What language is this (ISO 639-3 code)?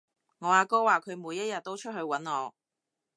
yue